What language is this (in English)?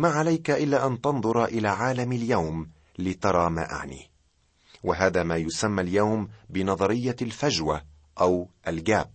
Arabic